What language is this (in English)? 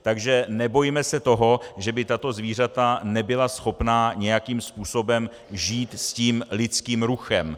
Czech